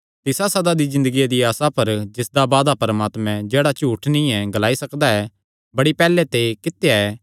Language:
Kangri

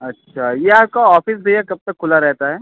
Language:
Hindi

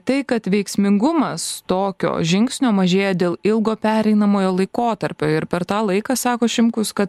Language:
Lithuanian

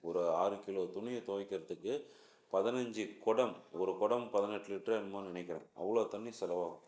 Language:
Tamil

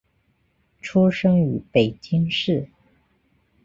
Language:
Chinese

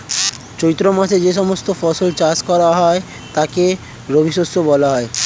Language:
Bangla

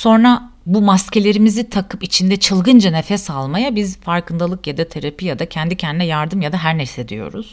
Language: Turkish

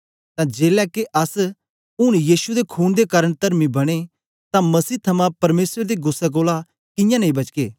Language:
Dogri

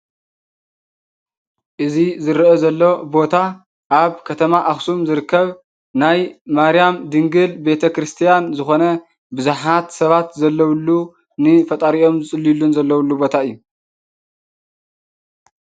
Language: Tigrinya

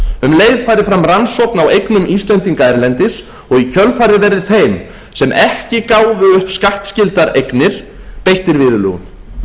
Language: Icelandic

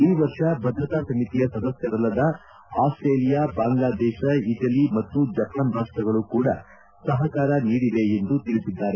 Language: Kannada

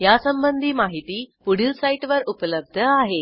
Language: Marathi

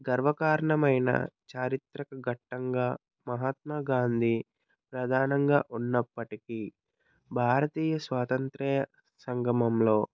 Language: Telugu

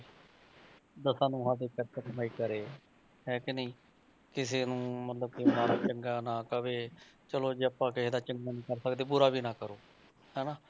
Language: Punjabi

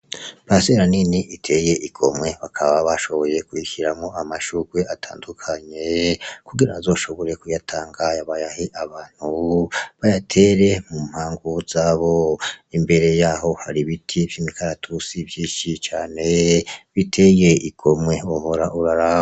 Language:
Rundi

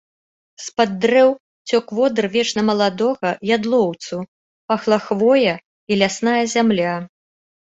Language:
Belarusian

